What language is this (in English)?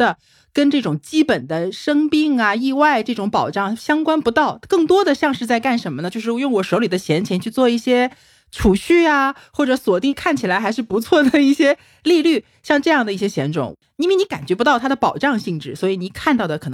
Chinese